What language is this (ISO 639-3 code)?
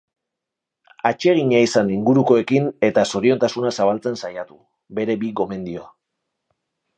eus